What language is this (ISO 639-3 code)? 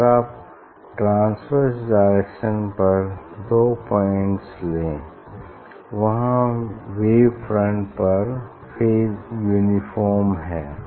hin